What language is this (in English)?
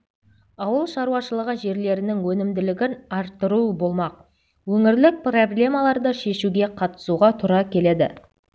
Kazakh